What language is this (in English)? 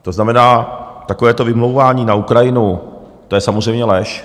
Czech